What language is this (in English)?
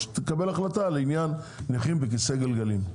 Hebrew